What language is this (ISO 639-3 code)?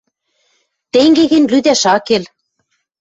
mrj